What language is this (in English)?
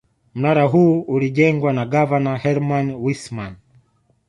Swahili